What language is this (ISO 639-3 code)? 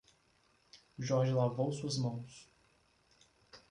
por